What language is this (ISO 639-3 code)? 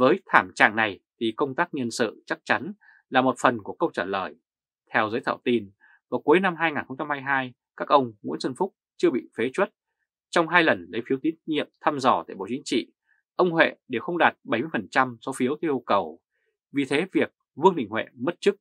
vie